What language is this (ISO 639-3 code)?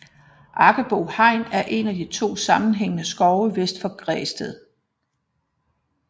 dan